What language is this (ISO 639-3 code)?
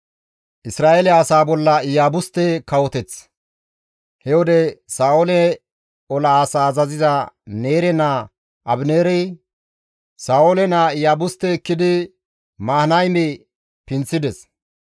gmv